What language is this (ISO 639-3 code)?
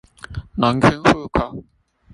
zho